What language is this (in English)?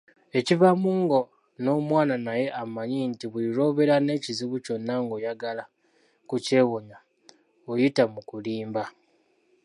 Ganda